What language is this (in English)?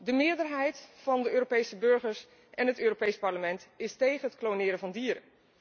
Dutch